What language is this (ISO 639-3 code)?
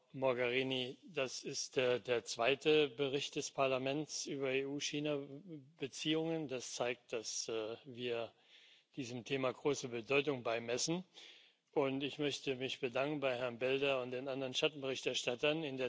deu